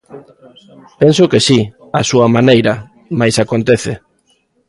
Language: Galician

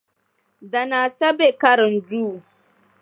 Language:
Dagbani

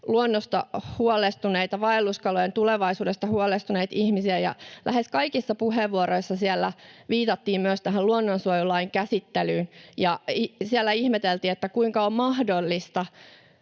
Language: Finnish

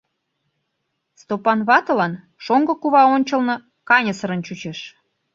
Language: Mari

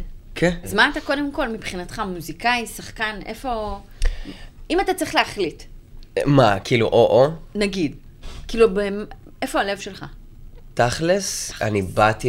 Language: Hebrew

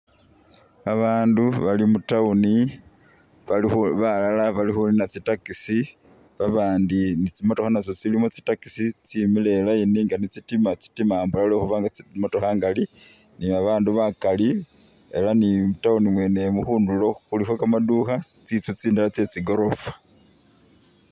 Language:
Masaaba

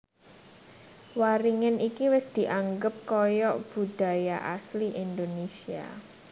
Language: Javanese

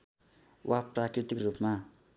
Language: Nepali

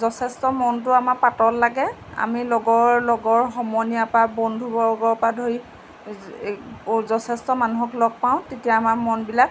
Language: Assamese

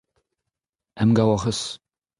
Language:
Breton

